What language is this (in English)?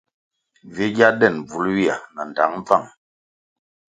Kwasio